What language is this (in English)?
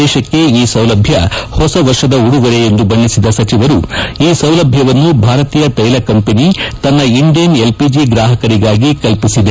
Kannada